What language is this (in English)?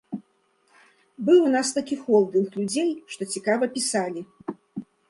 Belarusian